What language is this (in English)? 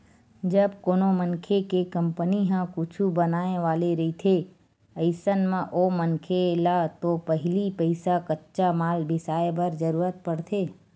Chhattisgarhi